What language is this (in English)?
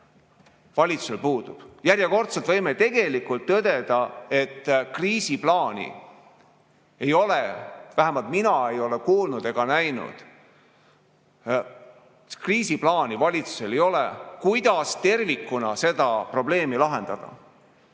Estonian